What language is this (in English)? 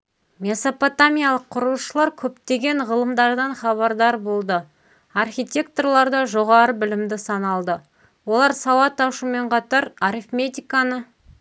Kazakh